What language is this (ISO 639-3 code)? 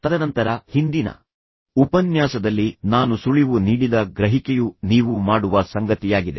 kan